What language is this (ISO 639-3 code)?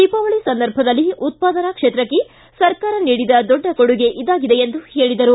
kan